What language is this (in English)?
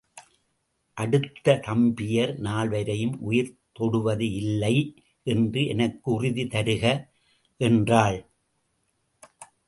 Tamil